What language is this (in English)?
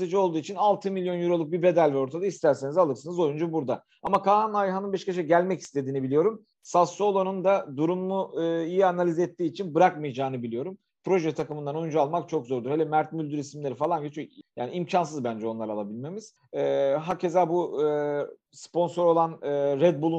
Turkish